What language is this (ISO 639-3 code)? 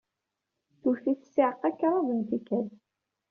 kab